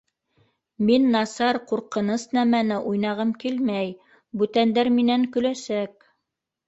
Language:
Bashkir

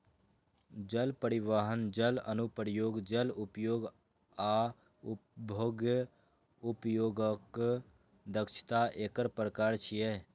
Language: Maithili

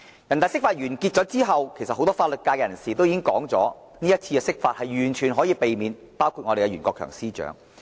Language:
Cantonese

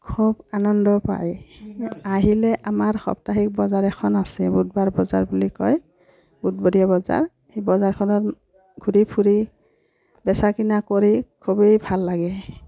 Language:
Assamese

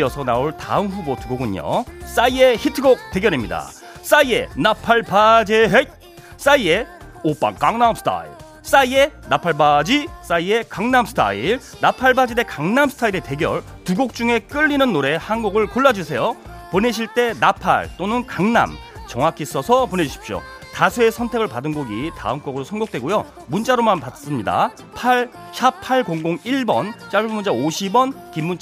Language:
Korean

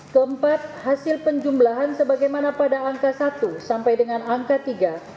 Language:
Indonesian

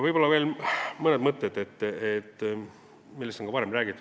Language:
Estonian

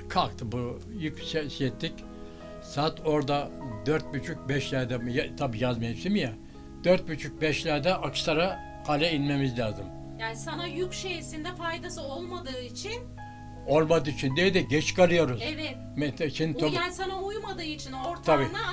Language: Turkish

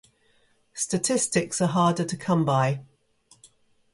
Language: English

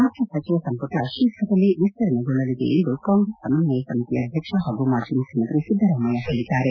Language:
Kannada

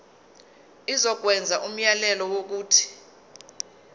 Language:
Zulu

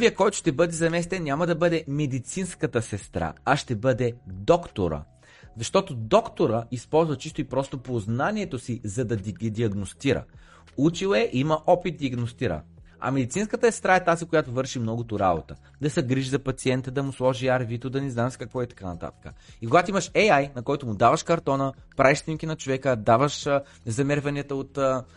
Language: Bulgarian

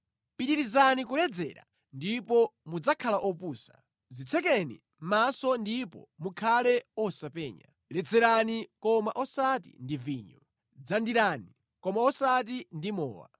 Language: Nyanja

